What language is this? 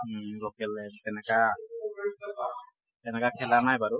Assamese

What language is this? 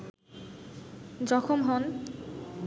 Bangla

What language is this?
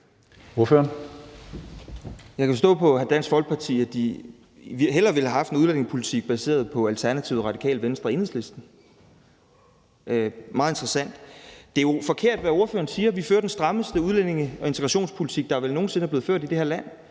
Danish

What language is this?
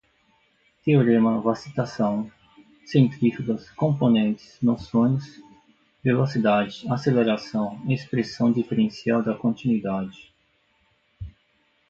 Portuguese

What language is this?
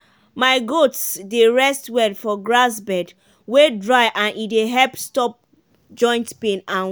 Nigerian Pidgin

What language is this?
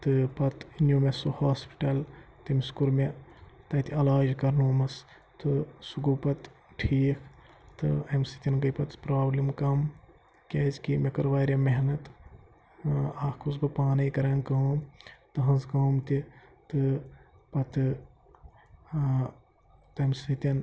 Kashmiri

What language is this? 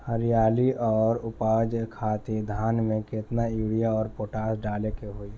Bhojpuri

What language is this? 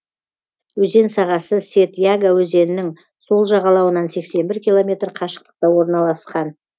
Kazakh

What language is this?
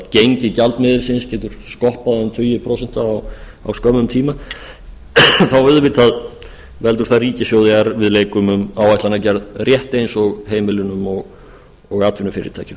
Icelandic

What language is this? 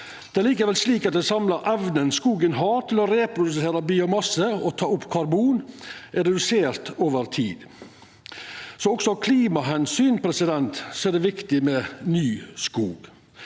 Norwegian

